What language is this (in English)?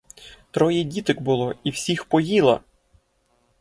Ukrainian